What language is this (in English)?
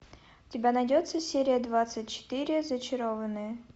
Russian